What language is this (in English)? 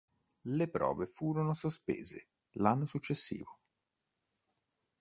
Italian